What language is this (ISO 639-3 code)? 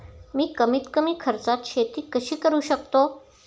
mar